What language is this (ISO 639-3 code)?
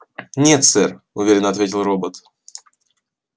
rus